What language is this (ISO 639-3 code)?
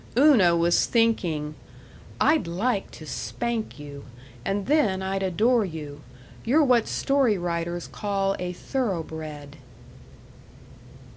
eng